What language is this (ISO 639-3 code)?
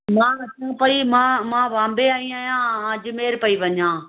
snd